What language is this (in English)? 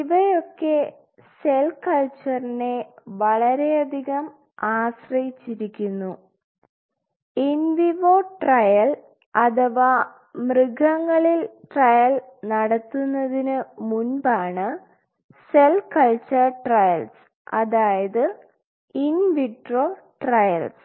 Malayalam